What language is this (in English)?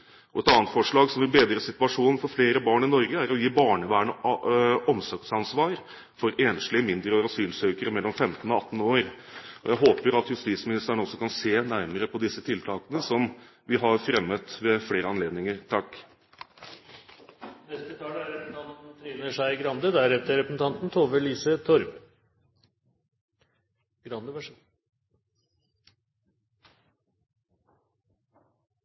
Norwegian Bokmål